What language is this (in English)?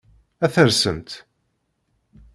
Kabyle